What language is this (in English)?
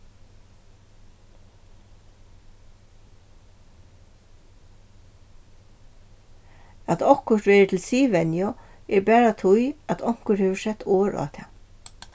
Faroese